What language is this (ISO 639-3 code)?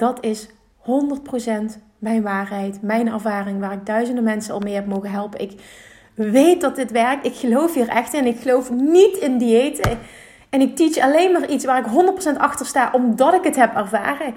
nld